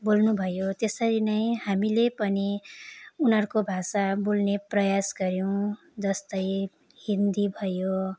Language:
Nepali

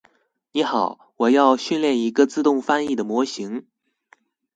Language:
Chinese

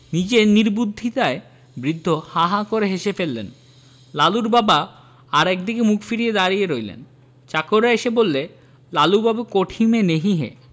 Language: Bangla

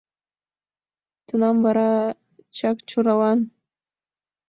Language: Mari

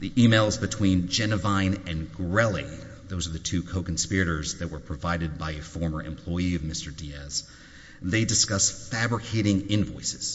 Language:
English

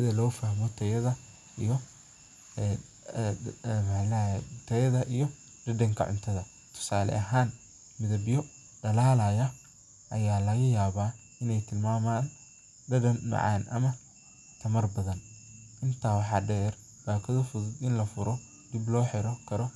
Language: Somali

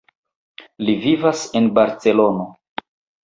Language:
Esperanto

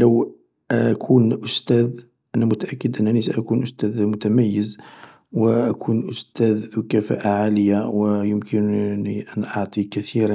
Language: Algerian Arabic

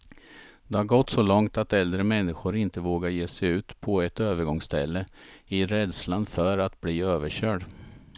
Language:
Swedish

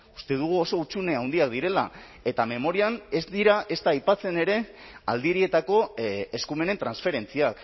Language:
Basque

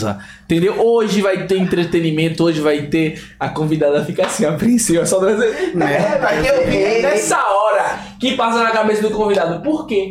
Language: Portuguese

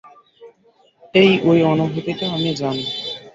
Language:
Bangla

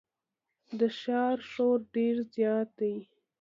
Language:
Pashto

